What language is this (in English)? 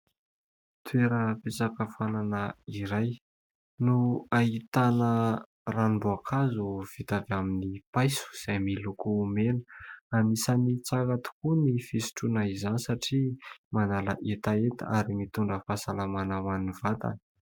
Malagasy